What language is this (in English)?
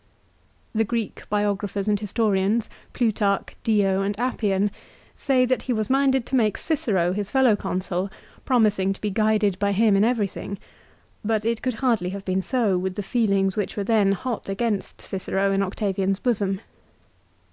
English